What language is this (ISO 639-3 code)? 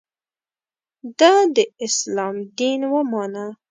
pus